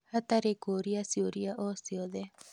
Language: Kikuyu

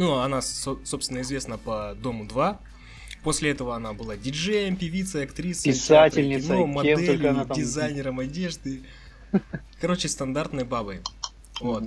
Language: Russian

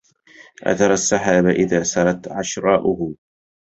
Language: Arabic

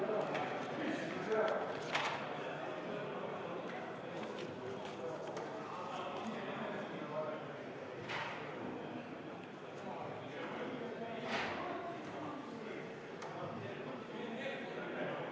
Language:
Estonian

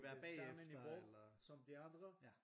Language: Danish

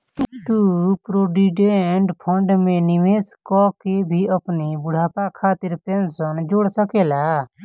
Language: Bhojpuri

